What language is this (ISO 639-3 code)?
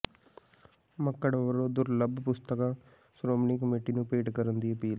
pan